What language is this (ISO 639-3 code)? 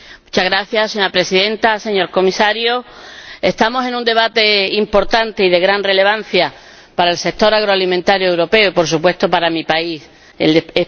spa